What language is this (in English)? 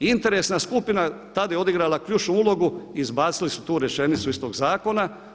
Croatian